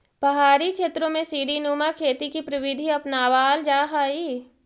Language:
Magahi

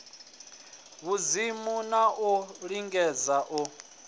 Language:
Venda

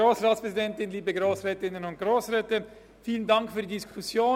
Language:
Swiss German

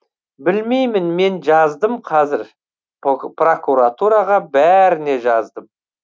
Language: Kazakh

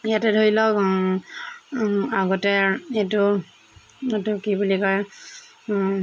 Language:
Assamese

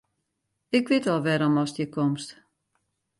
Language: Western Frisian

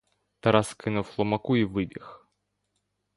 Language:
Ukrainian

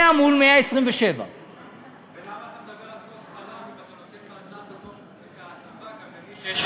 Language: Hebrew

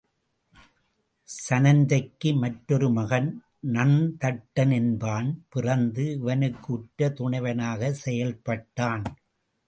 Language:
Tamil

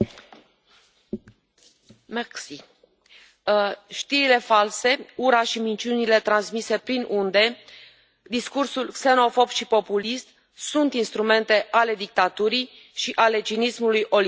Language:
Romanian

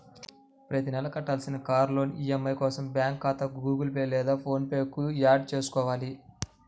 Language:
Telugu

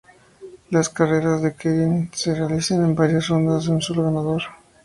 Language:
Spanish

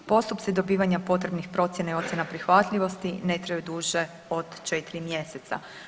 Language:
Croatian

